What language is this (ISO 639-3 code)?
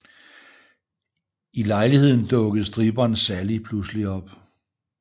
dan